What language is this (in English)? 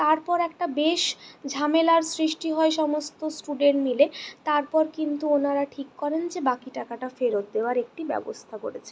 Bangla